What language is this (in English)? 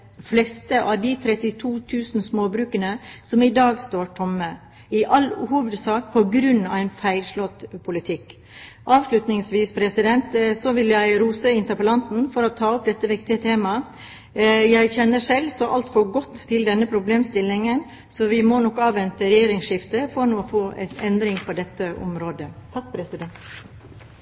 Norwegian Bokmål